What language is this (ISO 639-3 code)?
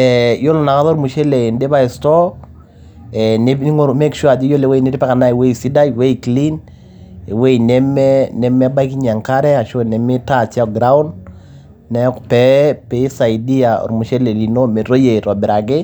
mas